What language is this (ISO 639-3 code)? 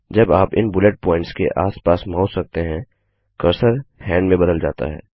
hin